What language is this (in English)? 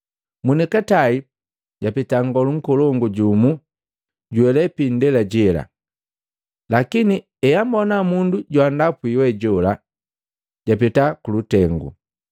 Matengo